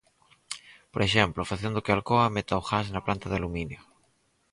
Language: Galician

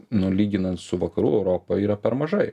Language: Lithuanian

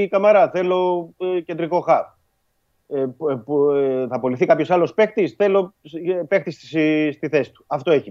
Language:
Greek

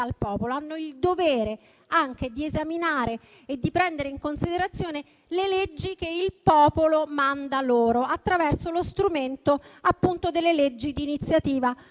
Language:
Italian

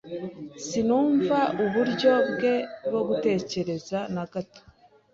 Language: Kinyarwanda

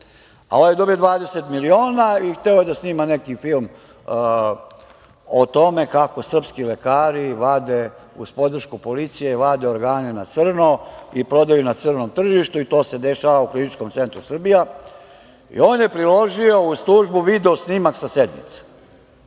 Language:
Serbian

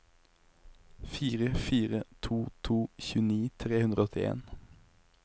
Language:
Norwegian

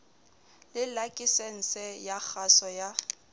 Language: Southern Sotho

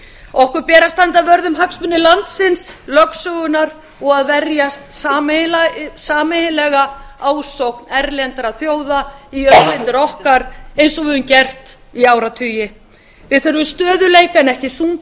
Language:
Icelandic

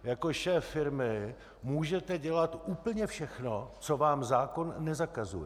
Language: Czech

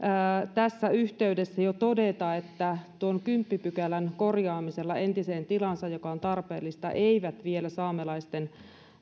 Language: Finnish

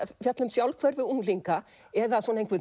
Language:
Icelandic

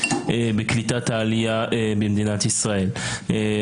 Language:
Hebrew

